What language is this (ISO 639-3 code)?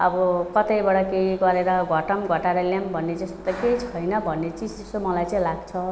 nep